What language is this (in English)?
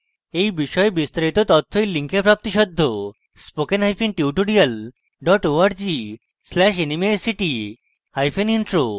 Bangla